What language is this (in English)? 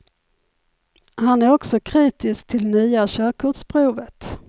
Swedish